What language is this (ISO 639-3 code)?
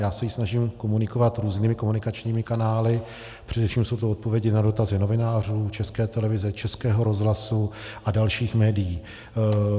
ces